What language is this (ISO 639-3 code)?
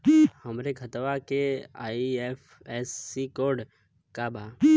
bho